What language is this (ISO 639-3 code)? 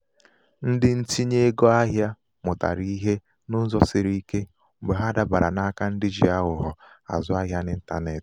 ibo